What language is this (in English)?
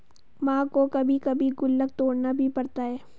Hindi